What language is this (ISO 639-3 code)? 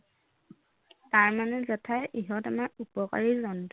asm